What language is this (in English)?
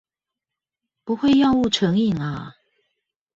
Chinese